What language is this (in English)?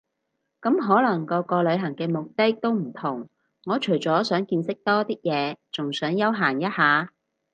Cantonese